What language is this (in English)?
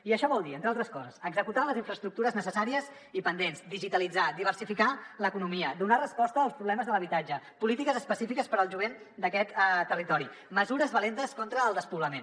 Catalan